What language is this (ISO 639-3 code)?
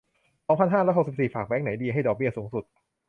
tha